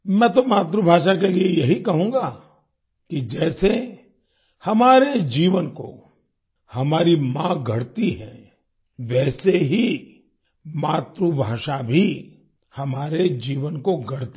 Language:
Hindi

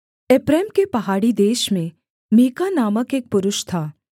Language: Hindi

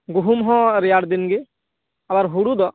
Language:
Santali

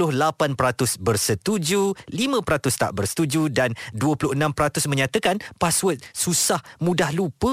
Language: Malay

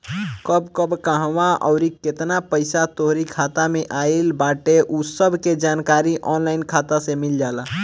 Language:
Bhojpuri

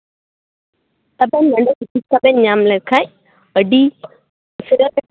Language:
Santali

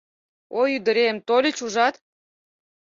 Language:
Mari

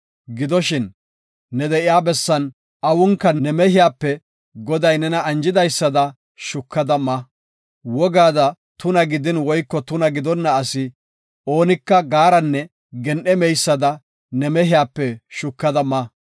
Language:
Gofa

